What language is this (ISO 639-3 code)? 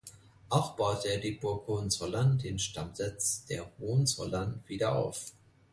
deu